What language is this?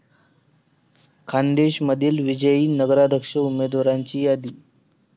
Marathi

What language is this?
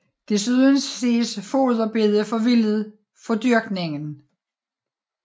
Danish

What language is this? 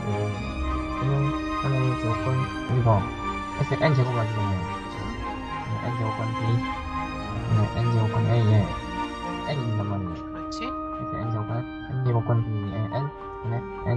Korean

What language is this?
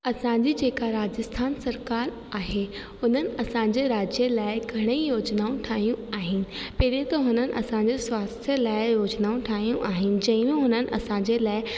Sindhi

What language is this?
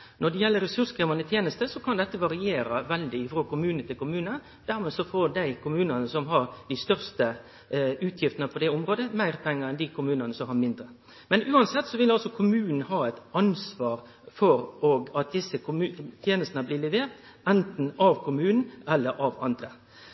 Norwegian Nynorsk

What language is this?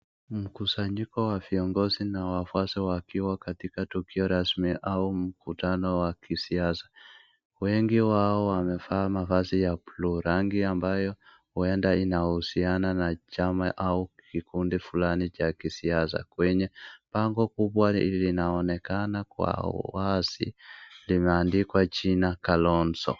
Swahili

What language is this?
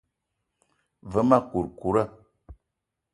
Eton (Cameroon)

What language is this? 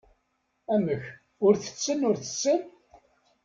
Kabyle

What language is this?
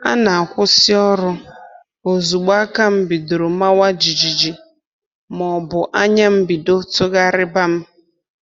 Igbo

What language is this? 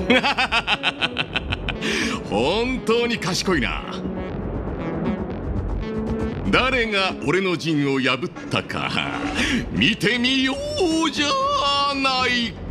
Japanese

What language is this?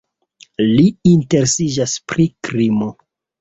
Esperanto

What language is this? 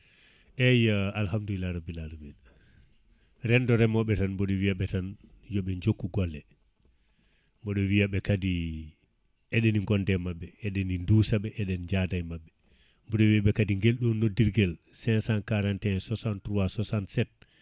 Fula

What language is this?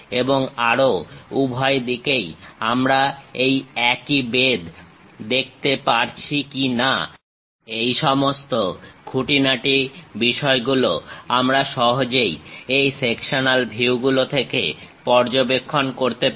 Bangla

